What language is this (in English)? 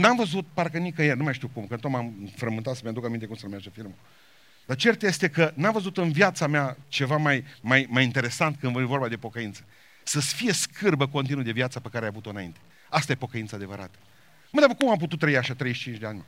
Romanian